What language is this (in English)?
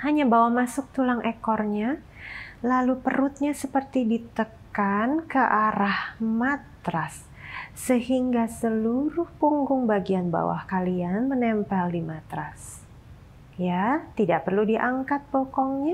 Indonesian